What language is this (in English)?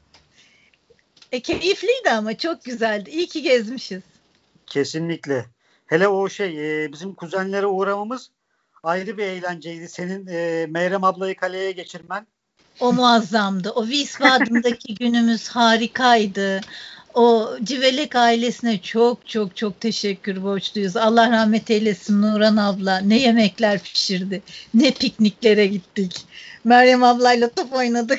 Turkish